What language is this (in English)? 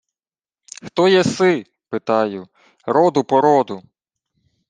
Ukrainian